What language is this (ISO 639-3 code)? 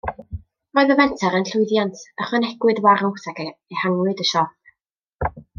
cym